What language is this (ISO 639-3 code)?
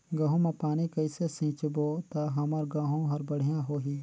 hne